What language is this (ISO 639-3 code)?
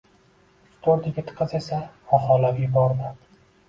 uzb